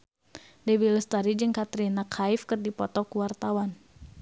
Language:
Sundanese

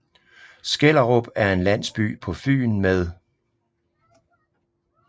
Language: Danish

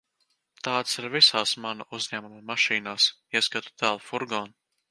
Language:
Latvian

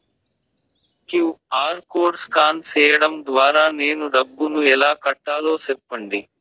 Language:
Telugu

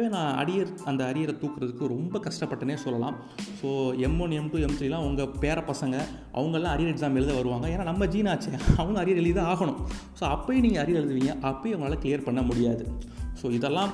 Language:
Tamil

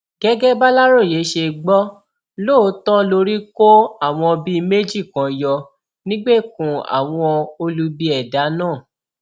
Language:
Yoruba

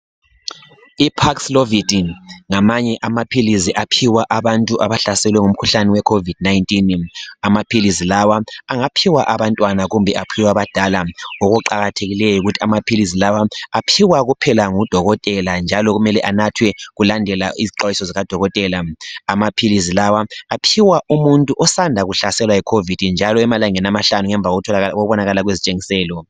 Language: North Ndebele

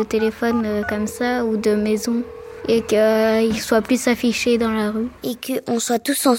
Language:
French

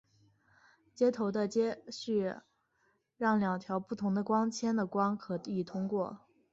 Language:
Chinese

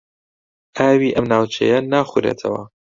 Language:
Central Kurdish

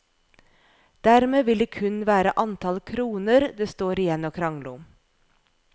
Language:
Norwegian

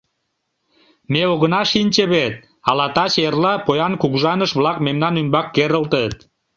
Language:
Mari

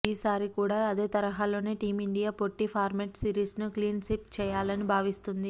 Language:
Telugu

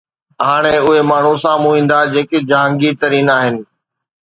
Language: Sindhi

